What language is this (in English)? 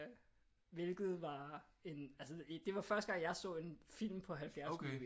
Danish